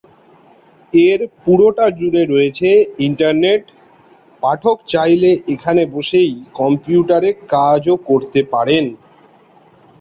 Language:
Bangla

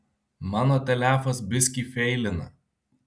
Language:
Lithuanian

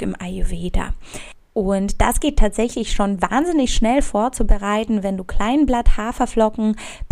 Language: German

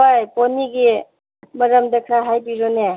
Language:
Manipuri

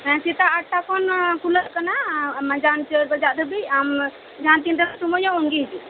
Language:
Santali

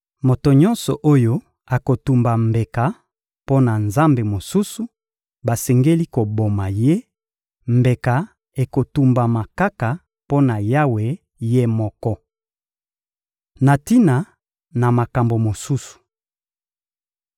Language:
Lingala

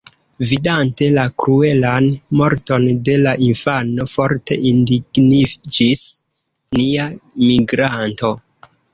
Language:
Esperanto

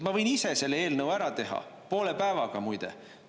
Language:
Estonian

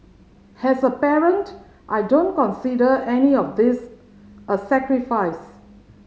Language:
English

